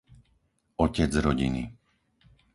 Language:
Slovak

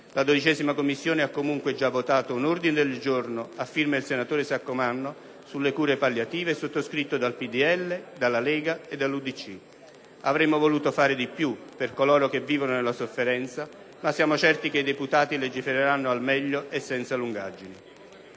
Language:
Italian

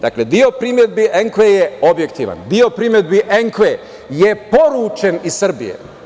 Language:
Serbian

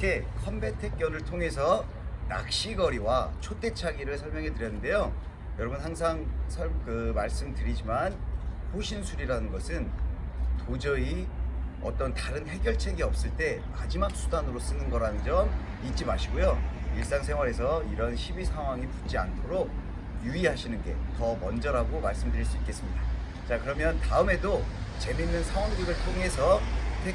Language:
Korean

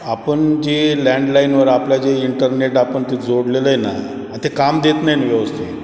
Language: Marathi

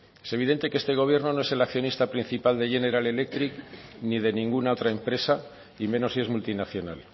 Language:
Spanish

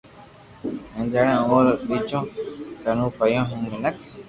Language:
Loarki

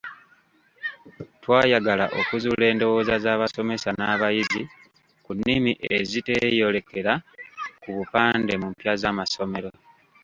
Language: Ganda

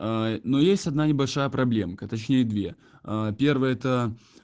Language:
Russian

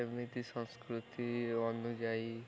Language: Odia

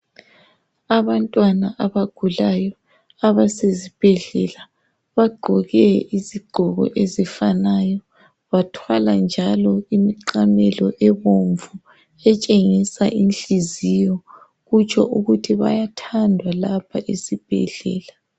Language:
North Ndebele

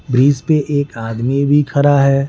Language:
Hindi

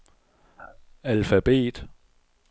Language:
Danish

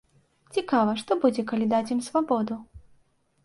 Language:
Belarusian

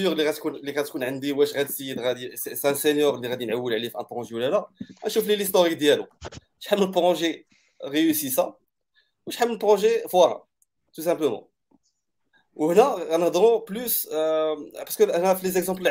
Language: Arabic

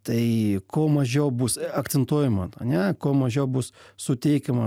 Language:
Lithuanian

